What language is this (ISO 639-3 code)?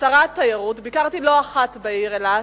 heb